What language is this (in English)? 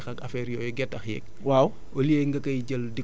Wolof